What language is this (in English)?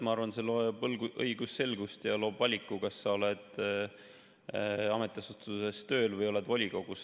Estonian